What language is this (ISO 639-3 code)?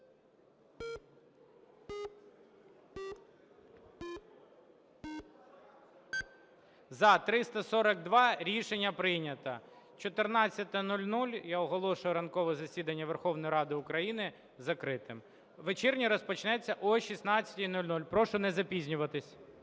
ukr